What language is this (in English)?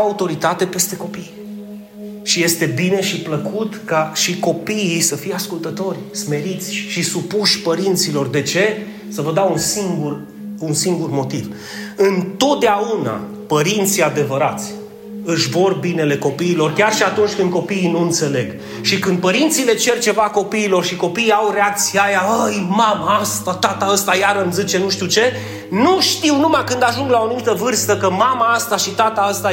Romanian